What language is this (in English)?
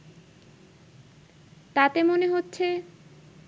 Bangla